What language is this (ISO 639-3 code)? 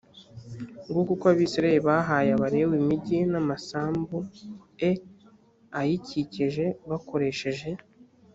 kin